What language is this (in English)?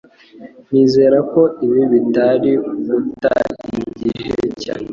Kinyarwanda